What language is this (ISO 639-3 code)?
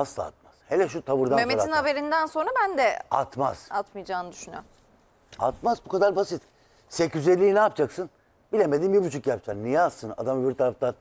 tur